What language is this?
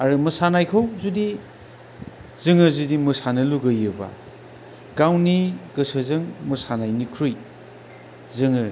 Bodo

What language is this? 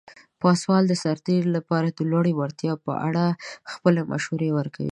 Pashto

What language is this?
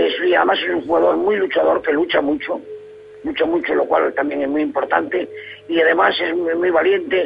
Spanish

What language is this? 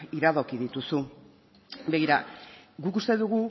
Basque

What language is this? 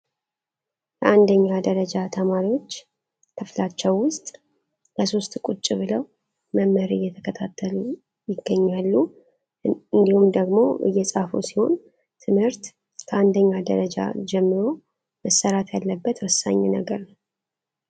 Amharic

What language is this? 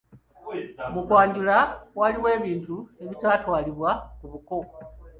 Ganda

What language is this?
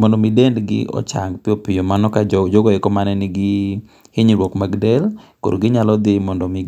Luo (Kenya and Tanzania)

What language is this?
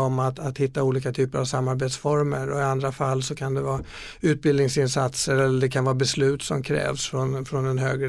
Swedish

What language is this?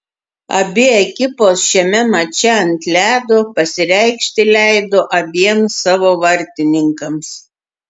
Lithuanian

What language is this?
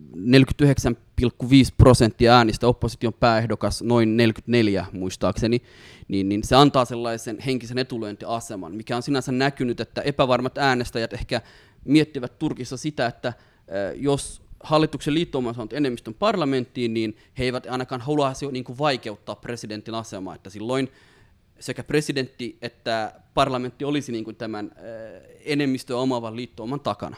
Finnish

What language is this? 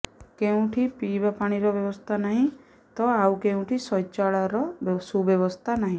Odia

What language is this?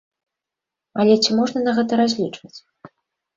Belarusian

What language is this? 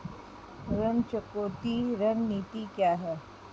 Hindi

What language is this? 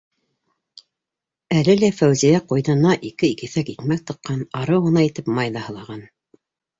Bashkir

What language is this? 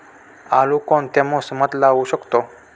Marathi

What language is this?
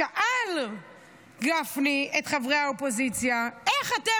Hebrew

